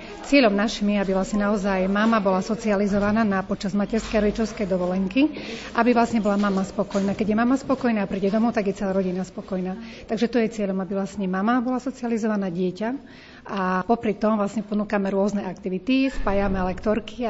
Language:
Slovak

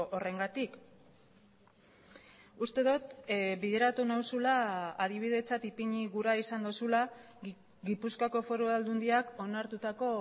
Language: Basque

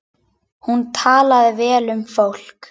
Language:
Icelandic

